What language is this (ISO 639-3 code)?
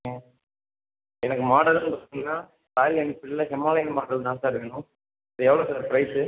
tam